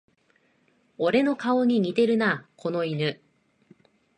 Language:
Japanese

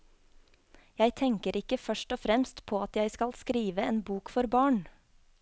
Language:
Norwegian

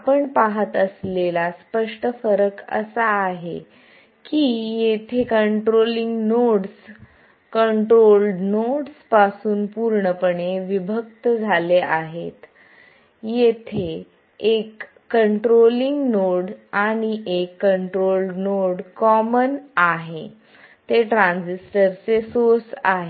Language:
Marathi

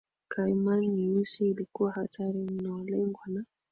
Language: Swahili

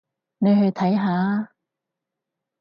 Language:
Cantonese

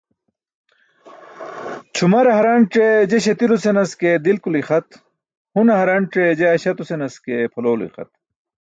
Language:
Burushaski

